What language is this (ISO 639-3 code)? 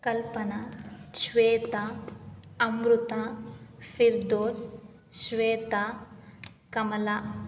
kan